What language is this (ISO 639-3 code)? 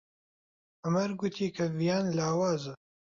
ckb